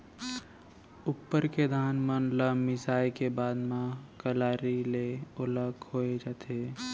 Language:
Chhattisgarhi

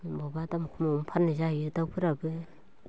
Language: Bodo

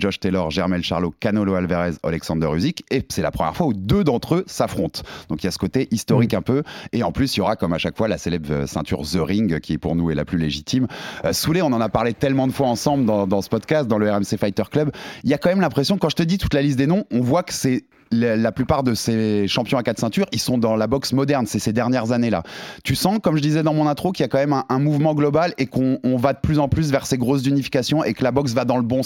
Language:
French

